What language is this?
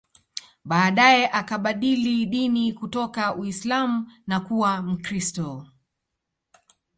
Swahili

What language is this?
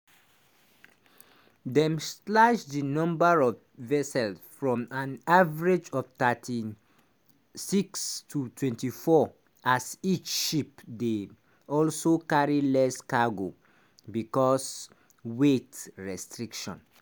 Nigerian Pidgin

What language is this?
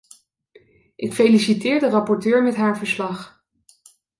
Dutch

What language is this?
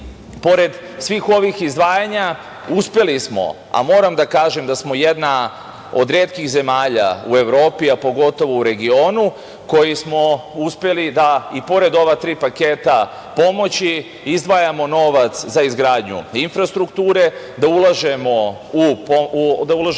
Serbian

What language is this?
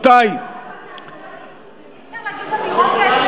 Hebrew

